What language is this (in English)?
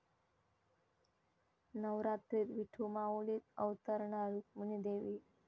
Marathi